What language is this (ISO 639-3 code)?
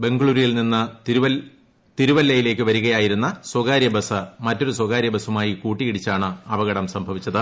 mal